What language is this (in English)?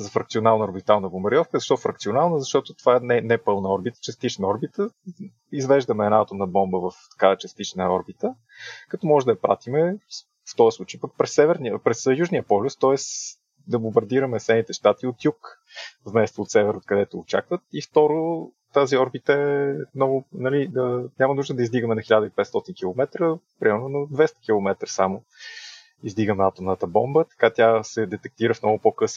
Bulgarian